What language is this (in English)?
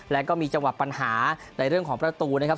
Thai